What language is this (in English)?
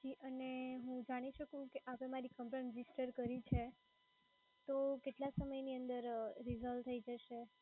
Gujarati